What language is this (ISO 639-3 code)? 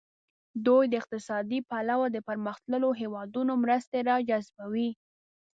pus